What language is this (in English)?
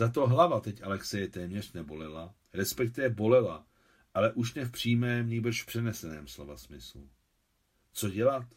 Czech